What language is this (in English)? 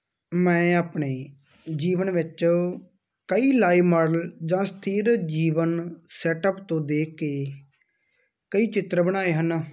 Punjabi